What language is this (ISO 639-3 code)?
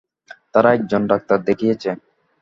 ben